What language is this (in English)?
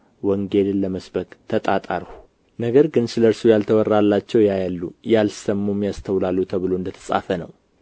Amharic